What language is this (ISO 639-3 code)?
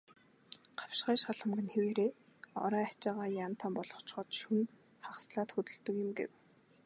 mon